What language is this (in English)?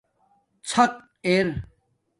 Domaaki